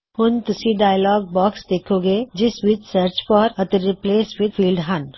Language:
Punjabi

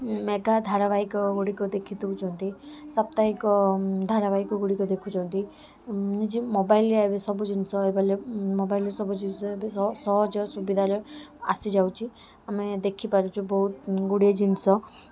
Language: Odia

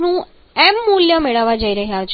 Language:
Gujarati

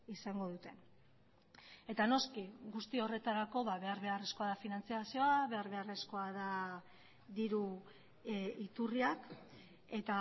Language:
Basque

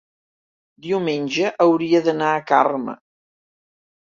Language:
Catalan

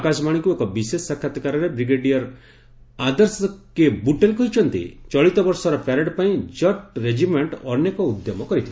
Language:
Odia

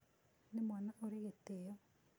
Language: Kikuyu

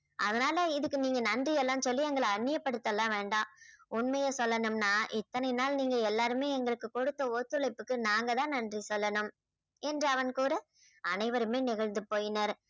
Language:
Tamil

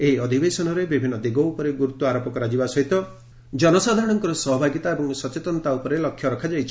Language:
Odia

